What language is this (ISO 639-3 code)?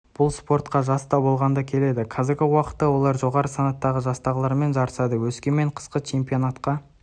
kaz